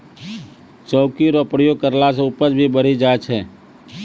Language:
Maithili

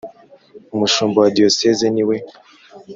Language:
Kinyarwanda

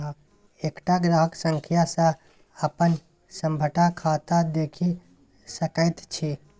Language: Maithili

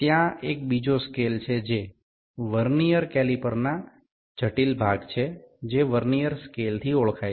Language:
Gujarati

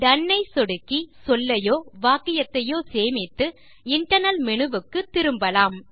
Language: Tamil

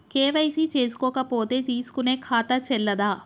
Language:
Telugu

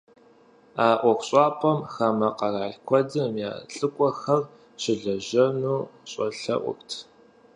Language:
Kabardian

